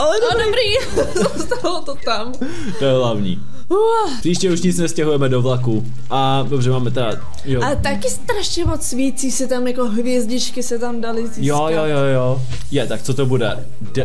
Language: Czech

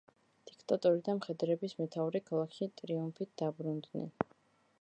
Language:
Georgian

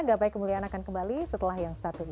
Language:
Indonesian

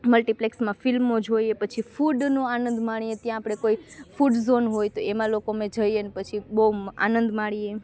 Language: Gujarati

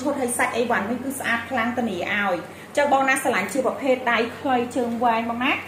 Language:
Vietnamese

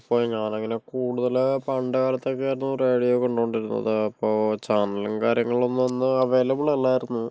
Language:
Malayalam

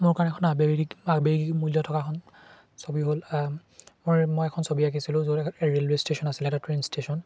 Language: Assamese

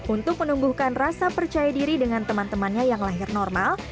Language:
Indonesian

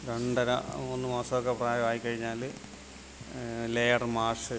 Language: Malayalam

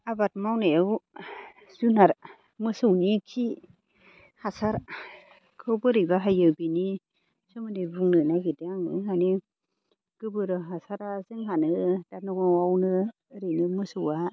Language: Bodo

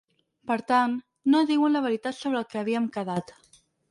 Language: Catalan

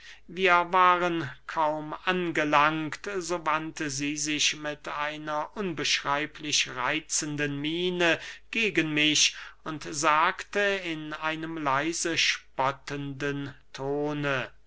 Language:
German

